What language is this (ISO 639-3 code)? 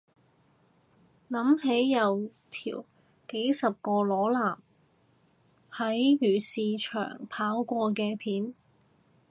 yue